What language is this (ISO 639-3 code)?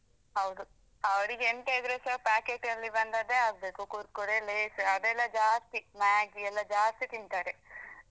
kan